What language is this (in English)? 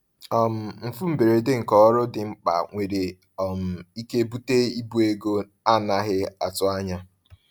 Igbo